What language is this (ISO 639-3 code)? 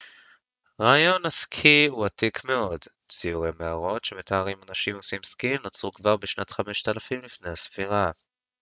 heb